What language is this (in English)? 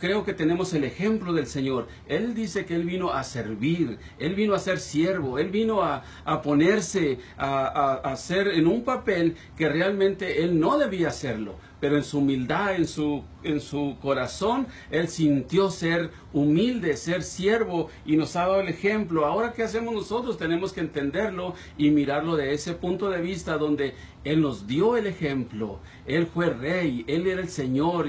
Spanish